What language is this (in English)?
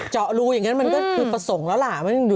Thai